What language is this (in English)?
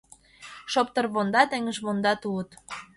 Mari